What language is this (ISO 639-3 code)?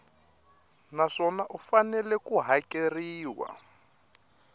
tso